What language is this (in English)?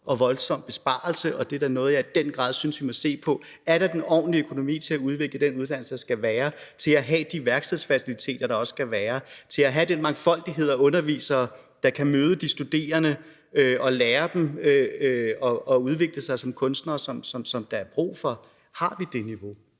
Danish